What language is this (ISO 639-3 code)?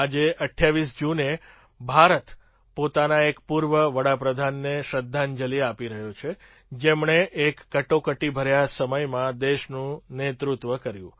guj